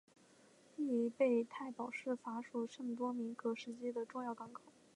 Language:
Chinese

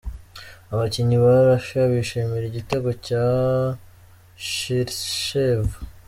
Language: Kinyarwanda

